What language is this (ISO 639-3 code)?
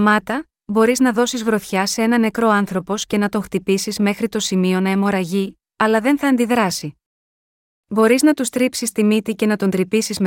ell